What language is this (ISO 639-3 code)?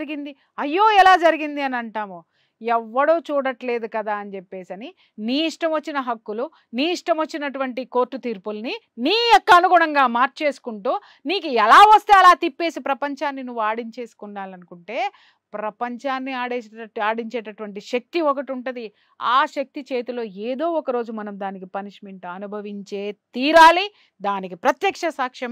tel